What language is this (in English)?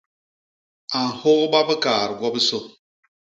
Basaa